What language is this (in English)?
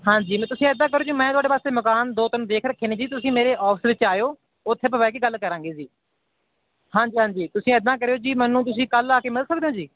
Punjabi